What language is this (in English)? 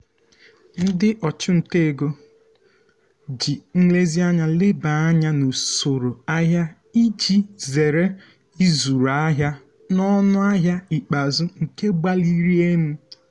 Igbo